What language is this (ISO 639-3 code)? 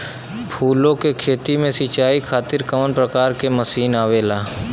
bho